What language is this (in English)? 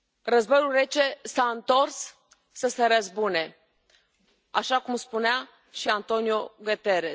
Romanian